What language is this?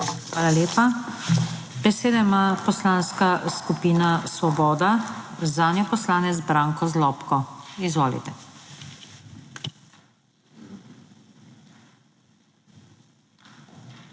Slovenian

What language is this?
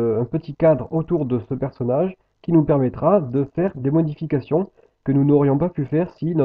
French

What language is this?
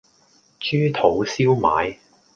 Cantonese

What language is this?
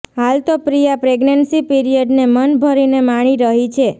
Gujarati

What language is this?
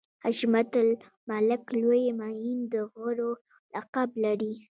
Pashto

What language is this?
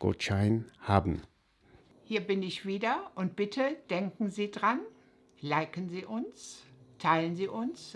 German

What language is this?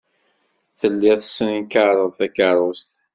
Kabyle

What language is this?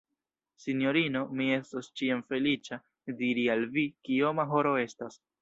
Esperanto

